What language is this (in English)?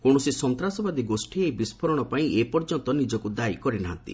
Odia